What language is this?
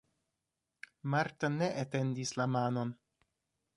Esperanto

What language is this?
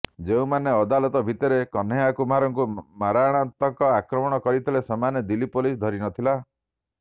Odia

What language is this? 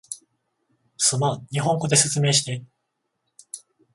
Japanese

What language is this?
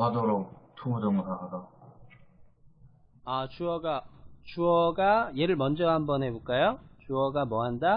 Korean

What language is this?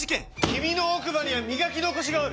Japanese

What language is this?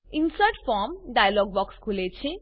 Gujarati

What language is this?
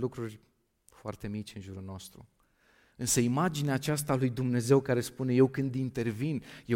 Romanian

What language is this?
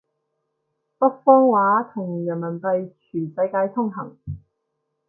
Cantonese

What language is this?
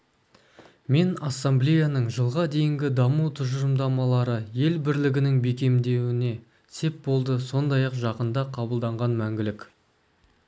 Kazakh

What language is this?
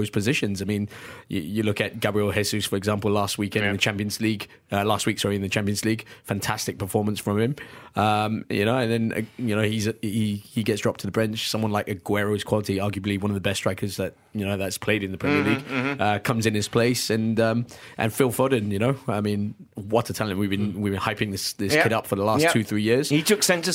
English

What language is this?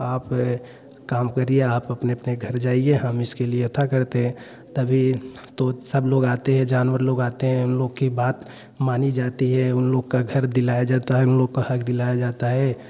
Hindi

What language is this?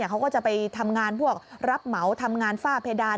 Thai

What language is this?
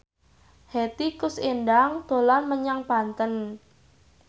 Javanese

